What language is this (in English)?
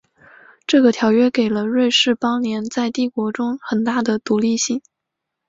Chinese